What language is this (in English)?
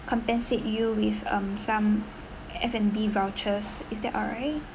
English